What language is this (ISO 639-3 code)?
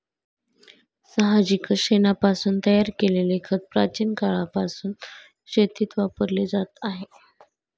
mar